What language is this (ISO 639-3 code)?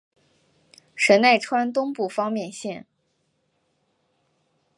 zho